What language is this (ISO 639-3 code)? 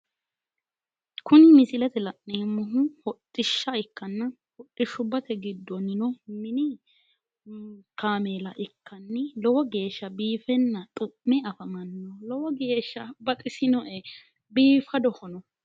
sid